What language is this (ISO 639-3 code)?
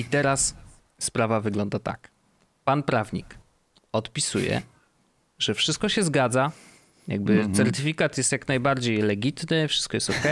pol